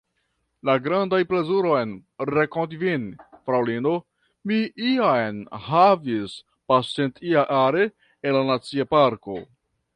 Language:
Esperanto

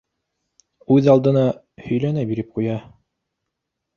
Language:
Bashkir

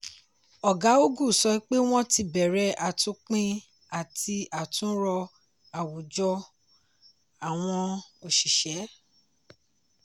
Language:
Yoruba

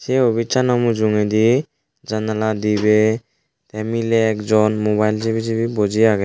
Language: Chakma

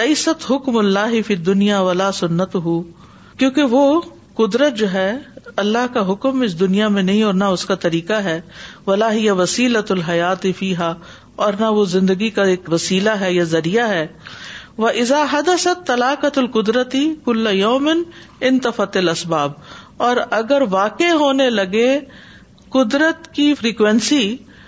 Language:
Urdu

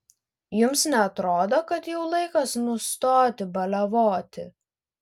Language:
Lithuanian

